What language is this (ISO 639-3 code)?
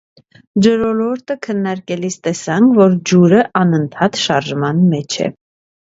hye